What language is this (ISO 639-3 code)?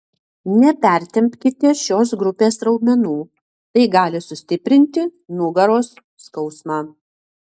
lit